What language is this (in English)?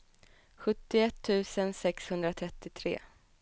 Swedish